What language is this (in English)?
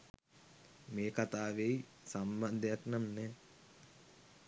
Sinhala